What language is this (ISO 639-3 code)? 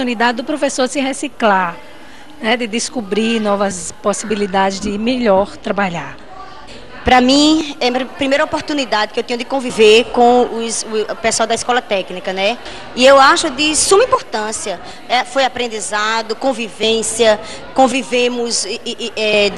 por